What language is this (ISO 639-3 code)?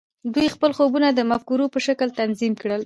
pus